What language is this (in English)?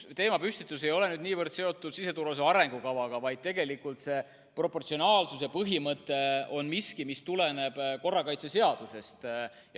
Estonian